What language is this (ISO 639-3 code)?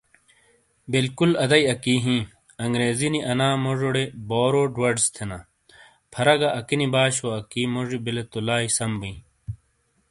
scl